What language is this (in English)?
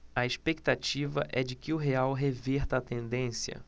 Portuguese